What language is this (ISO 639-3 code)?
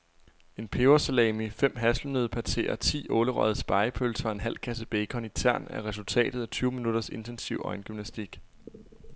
dan